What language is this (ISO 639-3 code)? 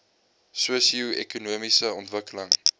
afr